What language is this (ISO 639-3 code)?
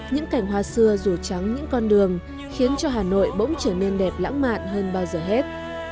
vie